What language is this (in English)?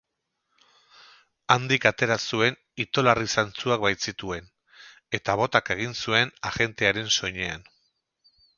Basque